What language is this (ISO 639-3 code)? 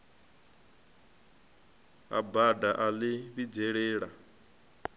ven